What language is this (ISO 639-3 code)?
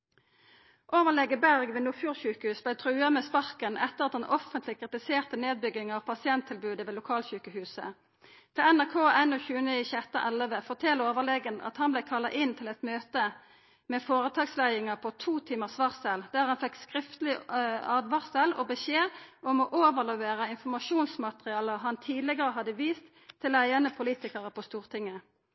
nno